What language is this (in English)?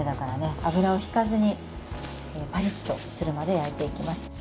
Japanese